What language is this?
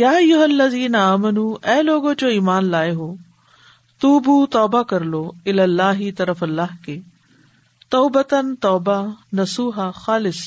Urdu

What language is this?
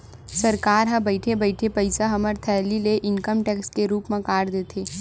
Chhattisgarhi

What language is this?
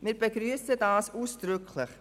Swiss German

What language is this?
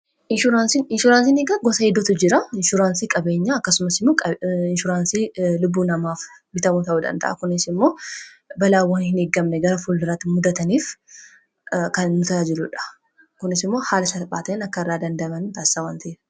Oromo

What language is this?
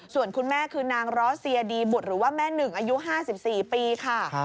Thai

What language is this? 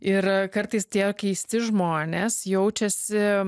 Lithuanian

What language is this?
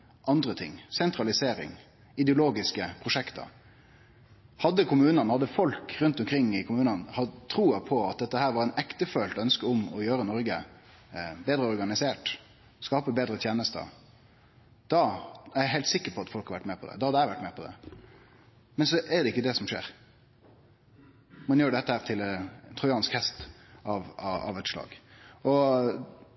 Norwegian Nynorsk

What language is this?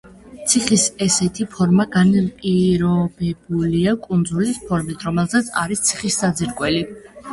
Georgian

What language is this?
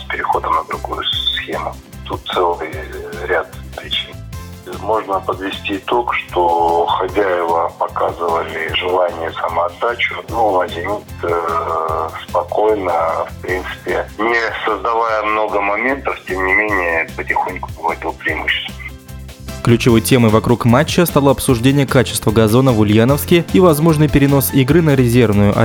Russian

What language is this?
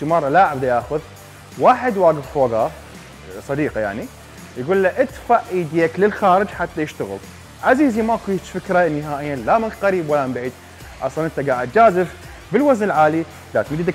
Arabic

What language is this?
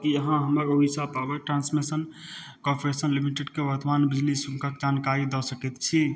Maithili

